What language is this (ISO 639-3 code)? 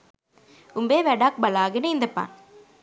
sin